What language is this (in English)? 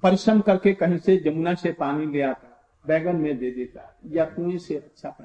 Hindi